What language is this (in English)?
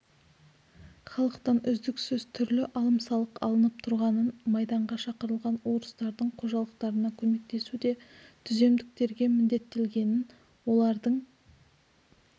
Kazakh